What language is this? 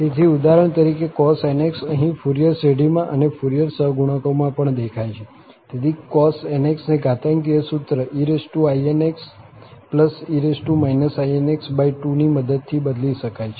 Gujarati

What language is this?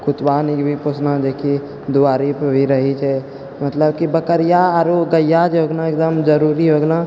Maithili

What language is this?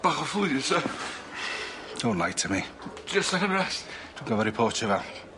Welsh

